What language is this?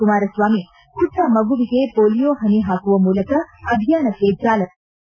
Kannada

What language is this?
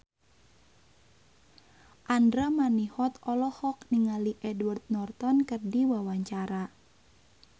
Sundanese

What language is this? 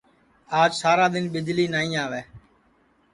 Sansi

